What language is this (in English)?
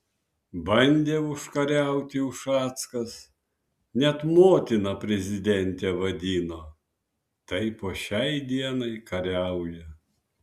Lithuanian